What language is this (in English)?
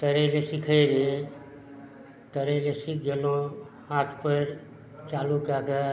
Maithili